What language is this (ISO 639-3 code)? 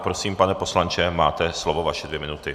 ces